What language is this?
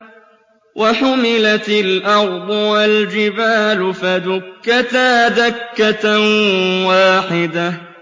Arabic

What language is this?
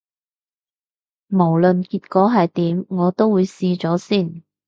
Cantonese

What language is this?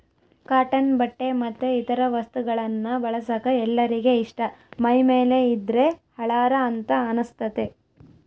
Kannada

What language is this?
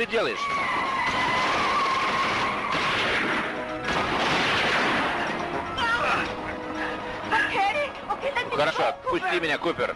Russian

